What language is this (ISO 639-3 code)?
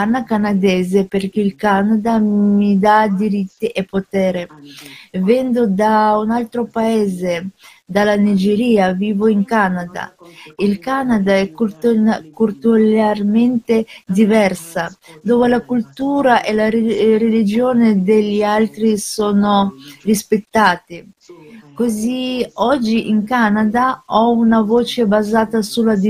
ita